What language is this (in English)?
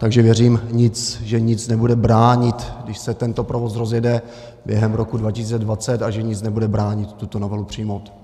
Czech